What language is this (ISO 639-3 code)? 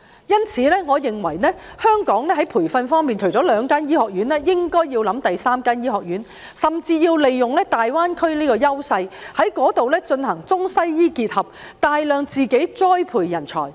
yue